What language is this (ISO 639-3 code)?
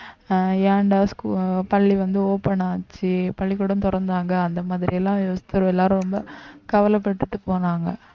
tam